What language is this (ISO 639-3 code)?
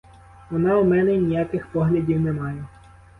ukr